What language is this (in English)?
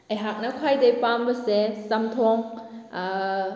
Manipuri